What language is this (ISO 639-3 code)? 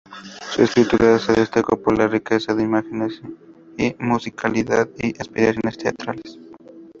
spa